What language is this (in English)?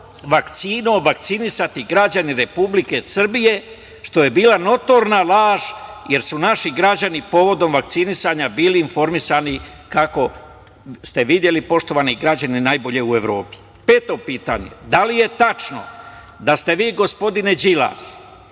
Serbian